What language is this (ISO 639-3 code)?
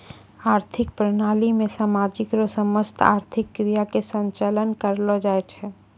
mai